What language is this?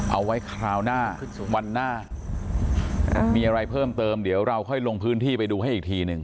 Thai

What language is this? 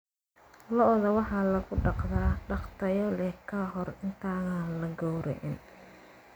Somali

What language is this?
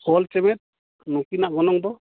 Santali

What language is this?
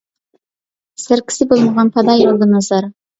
Uyghur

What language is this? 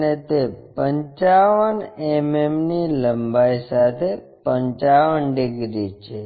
Gujarati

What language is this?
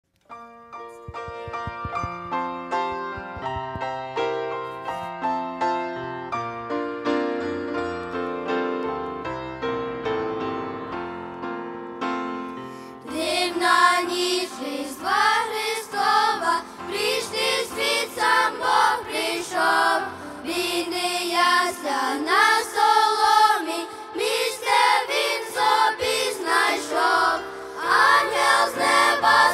Ukrainian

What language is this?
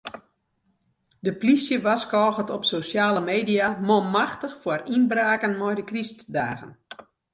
Western Frisian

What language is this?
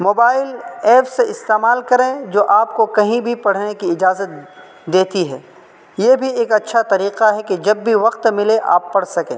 Urdu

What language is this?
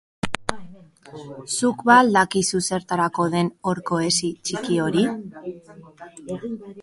Basque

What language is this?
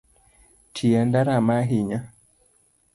Luo (Kenya and Tanzania)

